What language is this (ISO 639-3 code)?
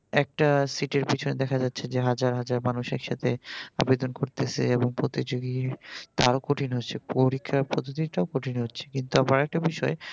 ben